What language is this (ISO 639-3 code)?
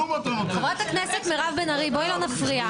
heb